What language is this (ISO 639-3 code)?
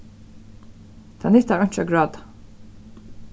fao